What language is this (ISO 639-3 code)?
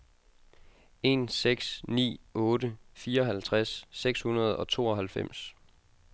dan